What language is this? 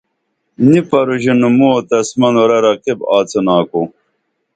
Dameli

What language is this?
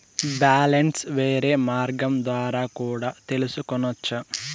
Telugu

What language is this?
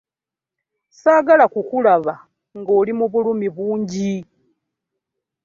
Ganda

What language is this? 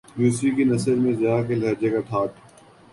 Urdu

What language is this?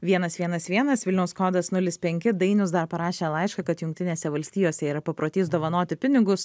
Lithuanian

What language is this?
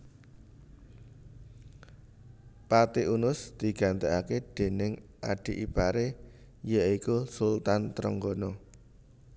Javanese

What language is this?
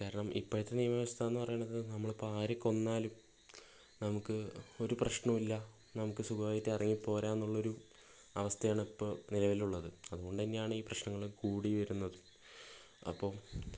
Malayalam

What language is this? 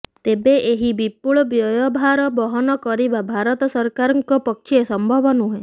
Odia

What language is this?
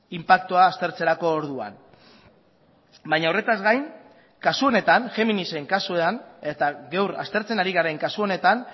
Basque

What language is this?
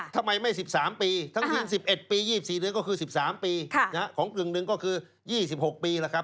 Thai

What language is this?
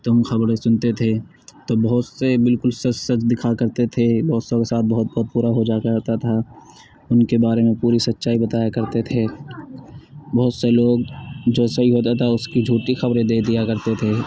Urdu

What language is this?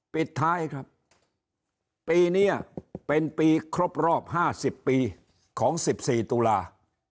Thai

